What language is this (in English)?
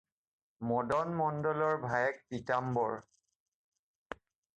Assamese